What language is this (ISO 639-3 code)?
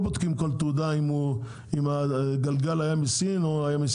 heb